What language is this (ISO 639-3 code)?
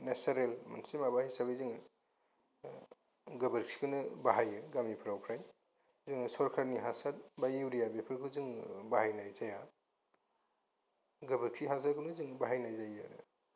brx